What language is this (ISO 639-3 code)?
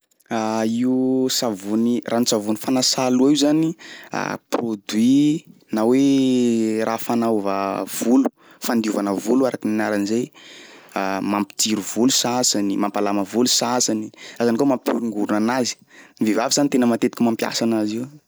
skg